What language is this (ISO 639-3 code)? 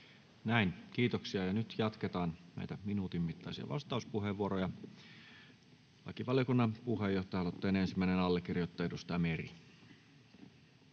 fin